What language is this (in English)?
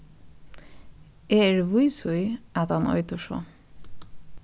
Faroese